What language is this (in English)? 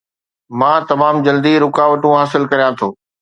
Sindhi